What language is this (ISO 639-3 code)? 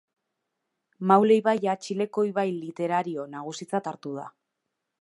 eus